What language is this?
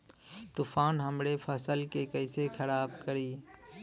Bhojpuri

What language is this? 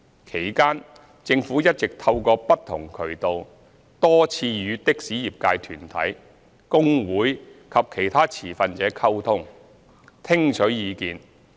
Cantonese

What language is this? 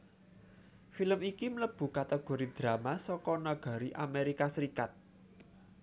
Javanese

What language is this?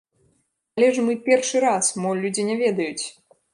Belarusian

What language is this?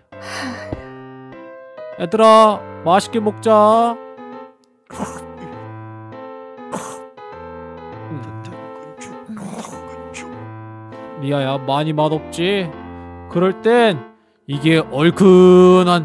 Korean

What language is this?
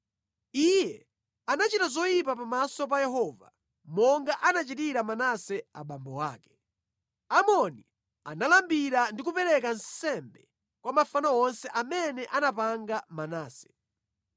Nyanja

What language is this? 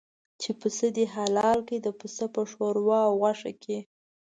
Pashto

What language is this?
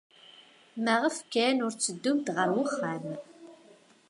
Kabyle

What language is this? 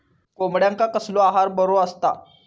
Marathi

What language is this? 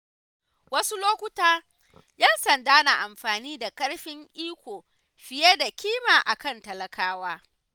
Hausa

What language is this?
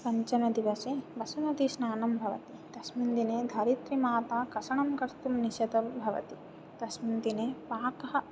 Sanskrit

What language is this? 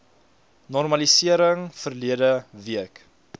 Afrikaans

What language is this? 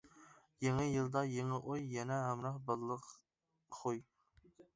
Uyghur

